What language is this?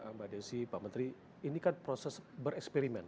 Indonesian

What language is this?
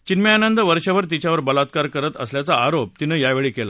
Marathi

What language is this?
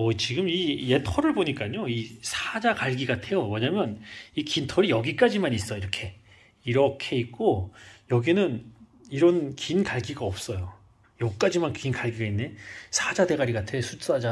Korean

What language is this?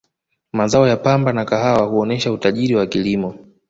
Swahili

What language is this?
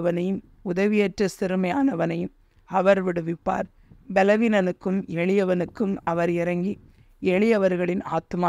Tamil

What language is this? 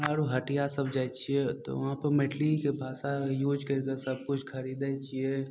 Maithili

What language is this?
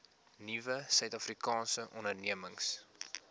Afrikaans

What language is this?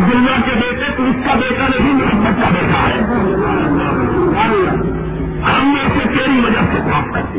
Urdu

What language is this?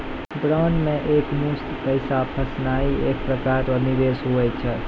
Maithili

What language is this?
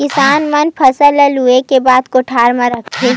Chhattisgarhi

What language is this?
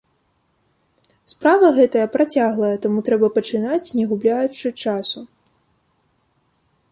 Belarusian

